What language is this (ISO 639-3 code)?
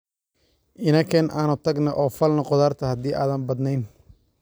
som